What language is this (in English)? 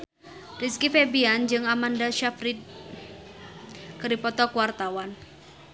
Sundanese